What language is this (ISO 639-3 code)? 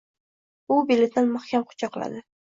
uzb